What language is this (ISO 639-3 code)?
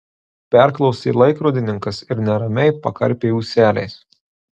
lit